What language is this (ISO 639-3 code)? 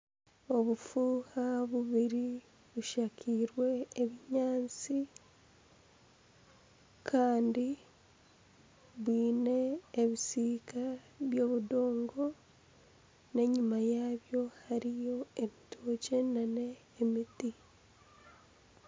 nyn